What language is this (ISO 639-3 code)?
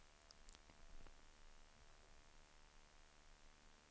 swe